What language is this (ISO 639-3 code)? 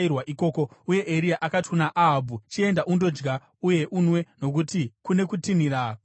sna